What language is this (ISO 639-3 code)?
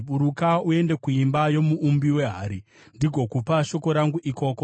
sna